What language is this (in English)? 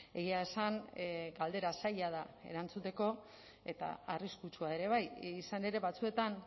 Basque